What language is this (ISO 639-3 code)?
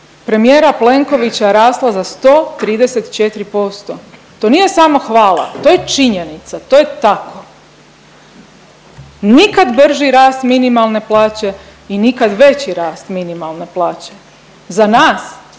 hrv